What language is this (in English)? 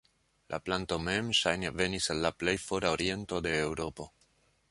Esperanto